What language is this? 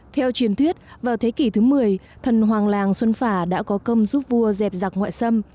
Vietnamese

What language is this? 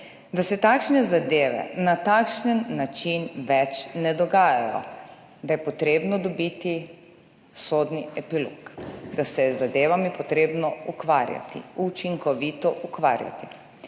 Slovenian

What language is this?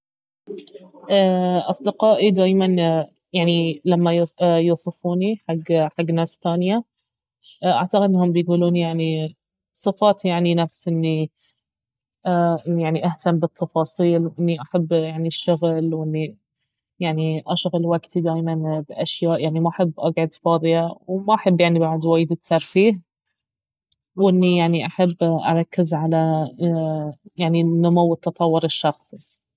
Baharna Arabic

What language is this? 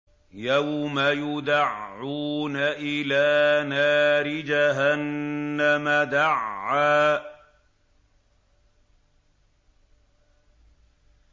Arabic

